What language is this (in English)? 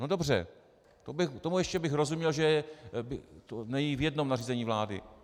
Czech